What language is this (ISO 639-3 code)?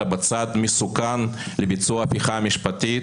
heb